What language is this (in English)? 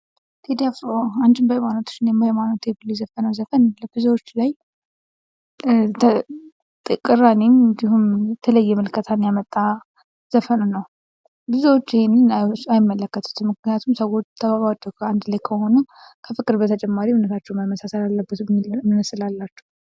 Amharic